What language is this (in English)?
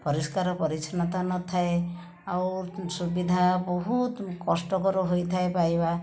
Odia